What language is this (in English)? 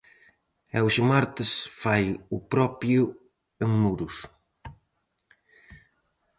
Galician